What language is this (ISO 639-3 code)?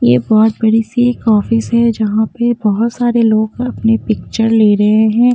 hin